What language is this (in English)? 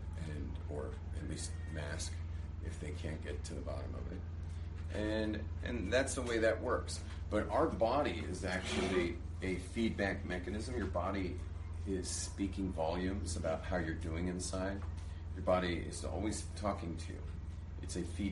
English